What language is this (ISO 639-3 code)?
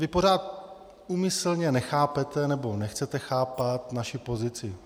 ces